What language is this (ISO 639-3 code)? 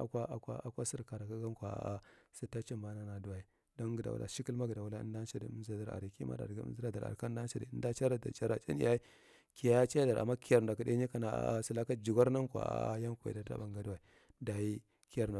mrt